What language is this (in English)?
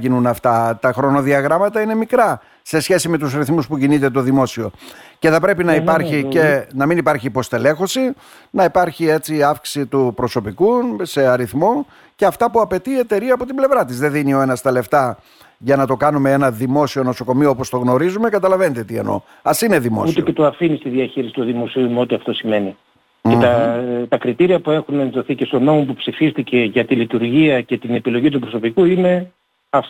Greek